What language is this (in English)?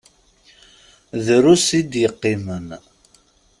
Kabyle